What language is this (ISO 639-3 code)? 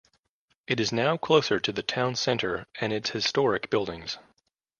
eng